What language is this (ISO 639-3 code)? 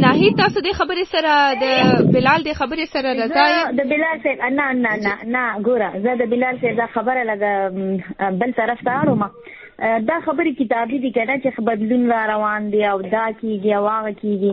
urd